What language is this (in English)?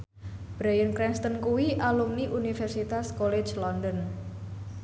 Javanese